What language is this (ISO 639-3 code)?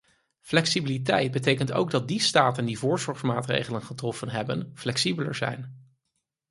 nld